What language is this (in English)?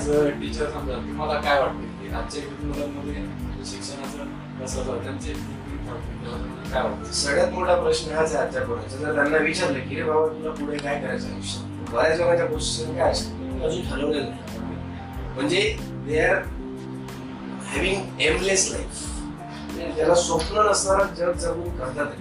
Marathi